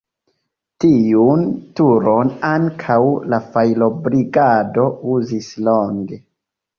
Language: Esperanto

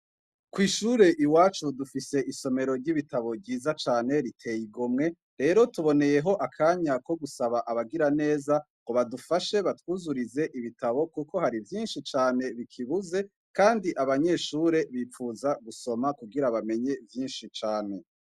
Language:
Rundi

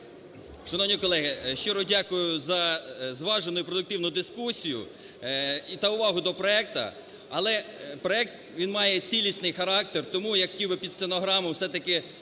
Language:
Ukrainian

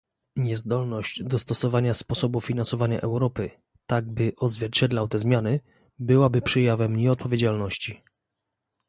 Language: Polish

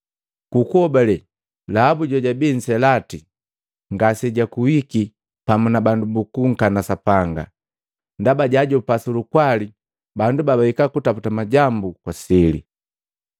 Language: Matengo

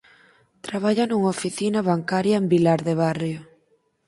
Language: Galician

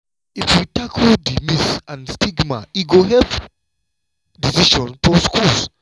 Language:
Nigerian Pidgin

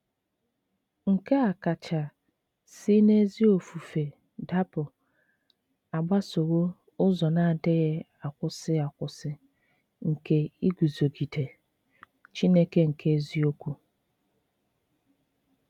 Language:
Igbo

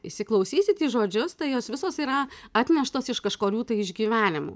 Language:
Lithuanian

